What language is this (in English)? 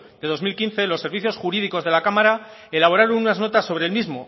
Spanish